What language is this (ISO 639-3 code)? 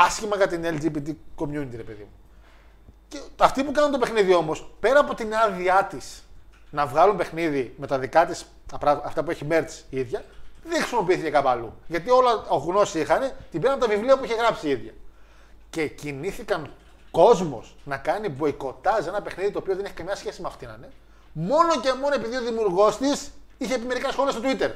ell